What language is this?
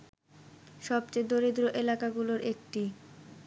Bangla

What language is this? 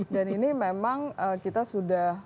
Indonesian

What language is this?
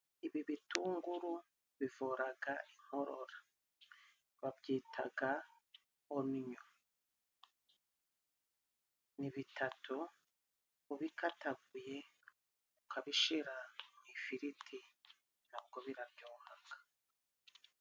Kinyarwanda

